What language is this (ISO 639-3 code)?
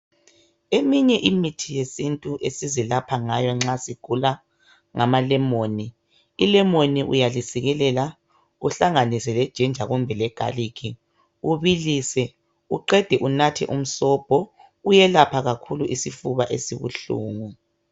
nde